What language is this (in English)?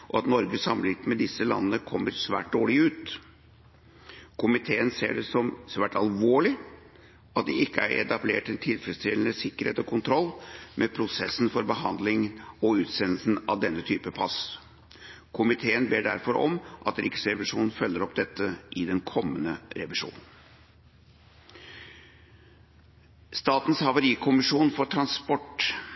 Norwegian Bokmål